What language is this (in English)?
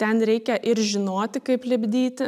Lithuanian